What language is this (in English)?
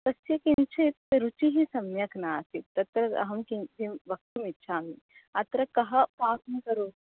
Sanskrit